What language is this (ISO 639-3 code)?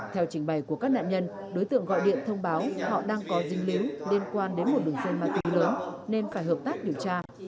vie